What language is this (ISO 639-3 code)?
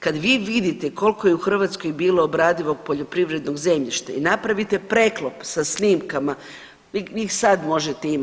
hrv